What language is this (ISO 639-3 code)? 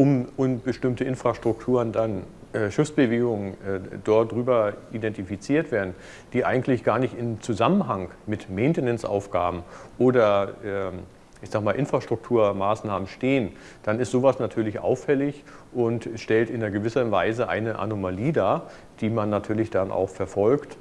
deu